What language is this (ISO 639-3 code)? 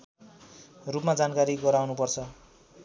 nep